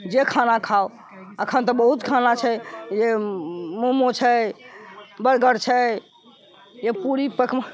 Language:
Maithili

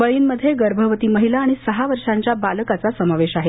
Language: Marathi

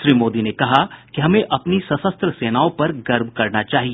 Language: Hindi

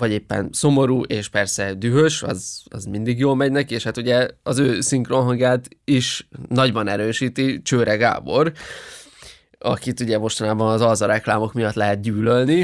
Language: Hungarian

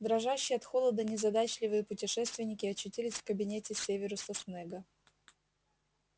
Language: Russian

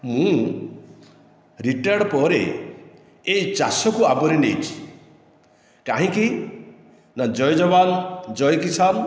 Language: Odia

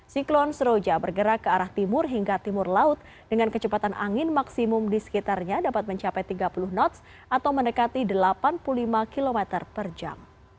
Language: Indonesian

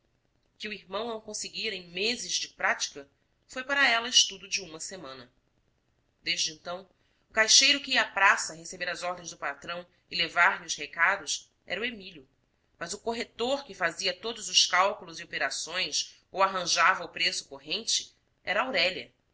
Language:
Portuguese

